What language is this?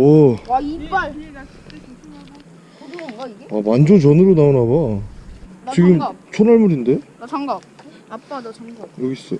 Korean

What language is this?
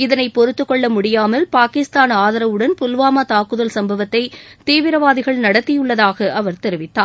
Tamil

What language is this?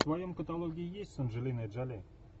Russian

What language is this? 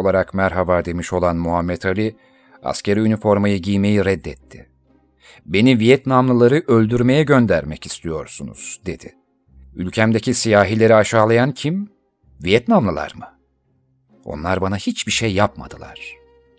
Turkish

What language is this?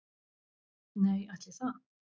Icelandic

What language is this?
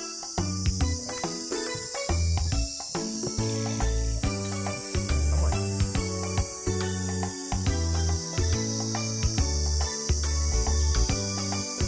Vietnamese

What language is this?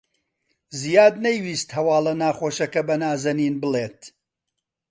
Central Kurdish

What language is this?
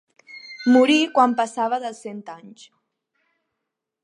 Catalan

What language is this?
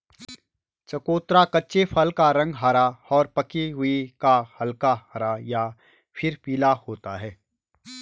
Hindi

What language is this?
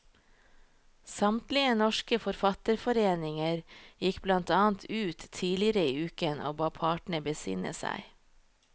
Norwegian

